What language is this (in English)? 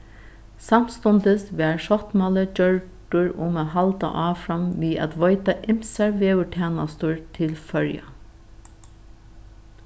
Faroese